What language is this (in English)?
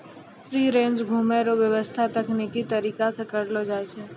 Maithili